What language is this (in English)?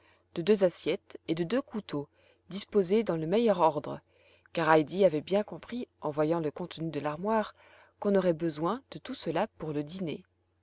French